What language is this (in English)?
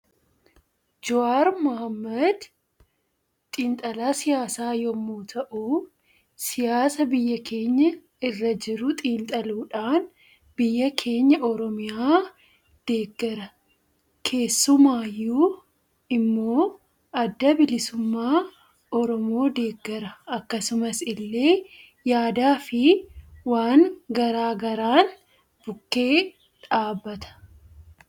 Oromo